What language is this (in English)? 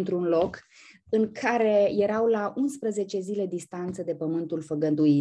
Romanian